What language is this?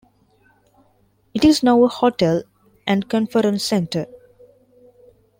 English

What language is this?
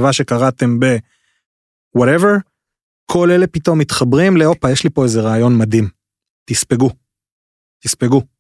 Hebrew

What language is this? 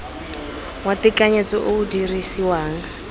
Tswana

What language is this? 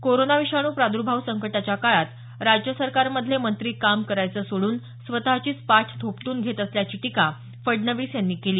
Marathi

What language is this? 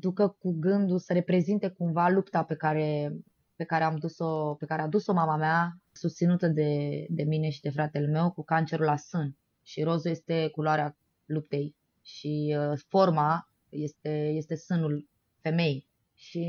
Romanian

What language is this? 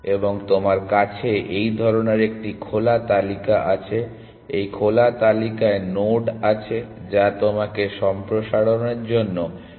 Bangla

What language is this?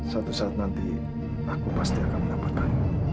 Indonesian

